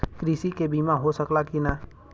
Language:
Bhojpuri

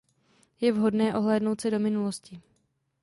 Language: Czech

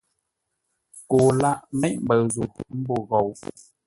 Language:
Ngombale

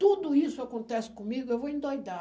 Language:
Portuguese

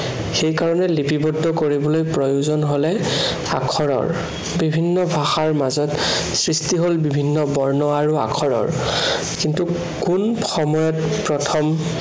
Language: Assamese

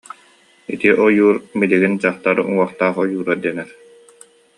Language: Yakut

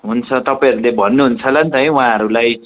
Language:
Nepali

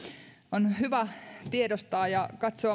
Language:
Finnish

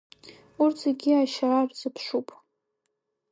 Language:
Abkhazian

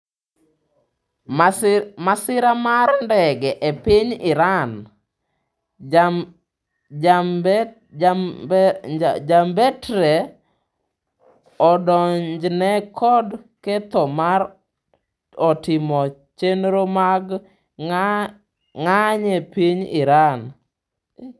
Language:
Luo (Kenya and Tanzania)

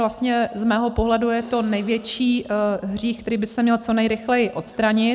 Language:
Czech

